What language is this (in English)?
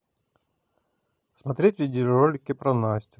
Russian